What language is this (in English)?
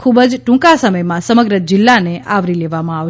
Gujarati